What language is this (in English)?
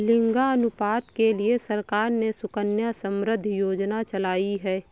Hindi